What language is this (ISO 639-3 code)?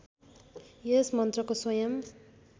nep